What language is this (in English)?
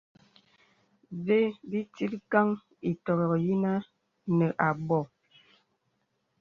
Bebele